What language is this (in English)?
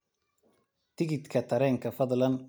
Somali